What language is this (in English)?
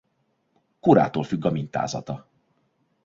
Hungarian